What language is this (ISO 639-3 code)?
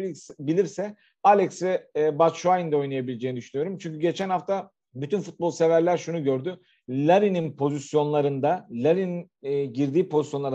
tur